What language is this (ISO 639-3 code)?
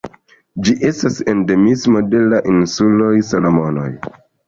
epo